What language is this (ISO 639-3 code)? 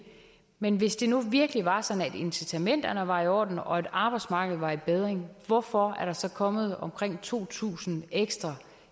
dan